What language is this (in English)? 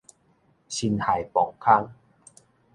Min Nan Chinese